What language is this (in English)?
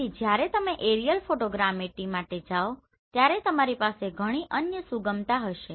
Gujarati